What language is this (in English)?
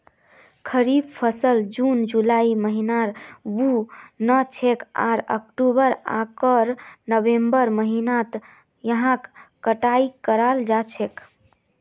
Magahi